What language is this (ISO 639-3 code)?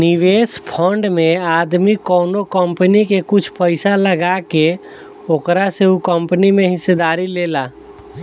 bho